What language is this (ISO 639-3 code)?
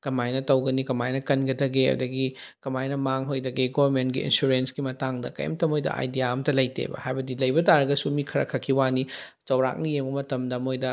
mni